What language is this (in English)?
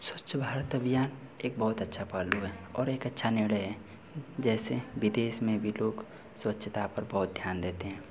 Hindi